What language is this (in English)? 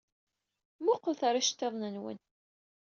Kabyle